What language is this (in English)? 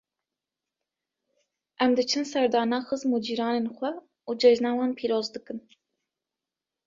Kurdish